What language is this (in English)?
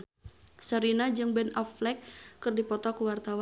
Sundanese